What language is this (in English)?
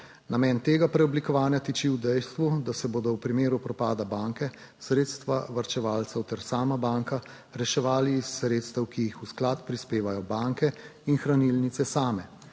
Slovenian